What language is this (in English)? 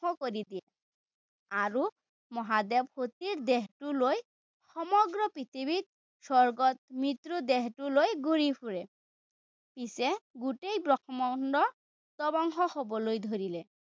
Assamese